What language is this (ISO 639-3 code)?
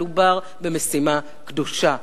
heb